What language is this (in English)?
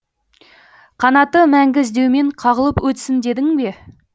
Kazakh